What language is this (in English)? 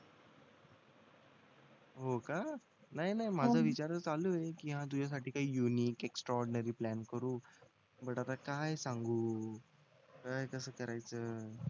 Marathi